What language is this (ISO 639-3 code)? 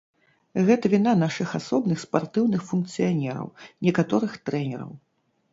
bel